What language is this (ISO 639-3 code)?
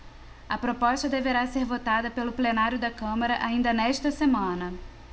por